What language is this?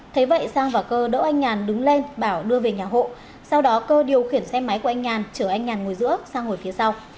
Vietnamese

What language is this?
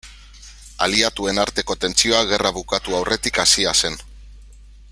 Basque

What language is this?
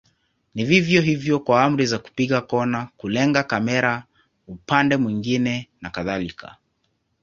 Swahili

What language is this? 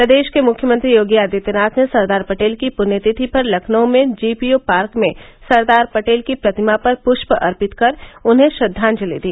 Hindi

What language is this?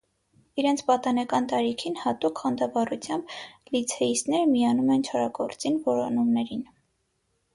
Armenian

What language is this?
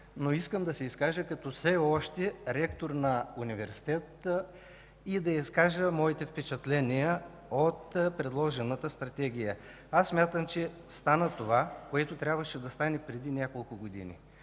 Bulgarian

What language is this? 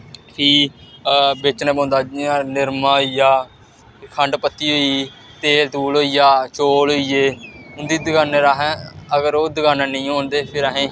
Dogri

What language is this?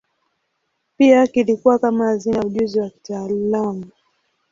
Swahili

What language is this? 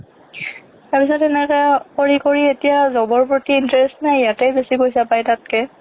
Assamese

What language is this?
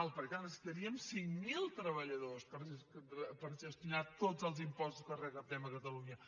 Catalan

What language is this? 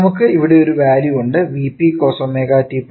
Malayalam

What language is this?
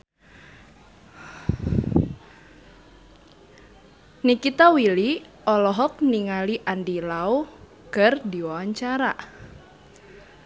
Sundanese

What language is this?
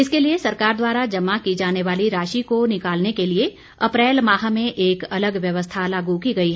Hindi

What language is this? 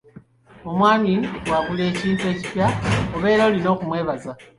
Ganda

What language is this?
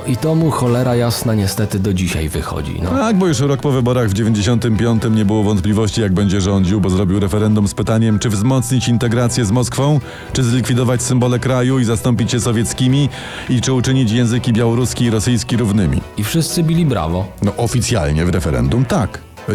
Polish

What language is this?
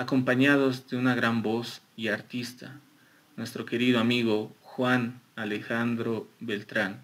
Spanish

